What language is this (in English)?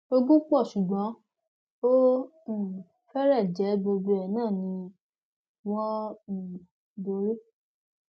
Yoruba